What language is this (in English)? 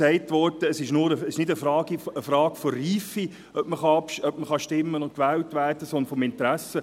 Swiss German